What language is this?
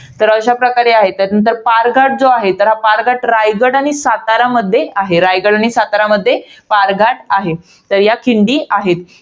Marathi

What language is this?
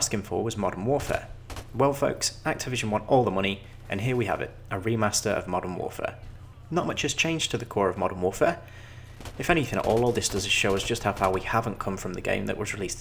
English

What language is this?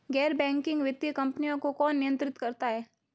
Hindi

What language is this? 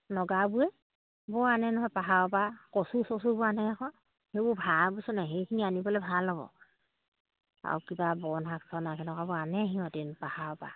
Assamese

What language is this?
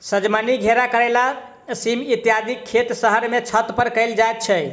Maithili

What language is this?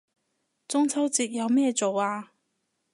Cantonese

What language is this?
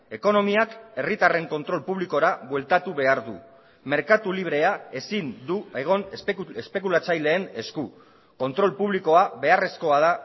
Basque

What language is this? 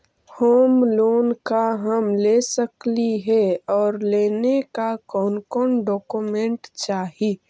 Magahi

